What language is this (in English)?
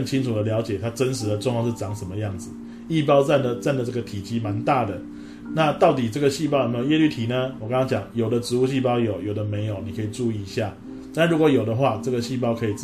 Chinese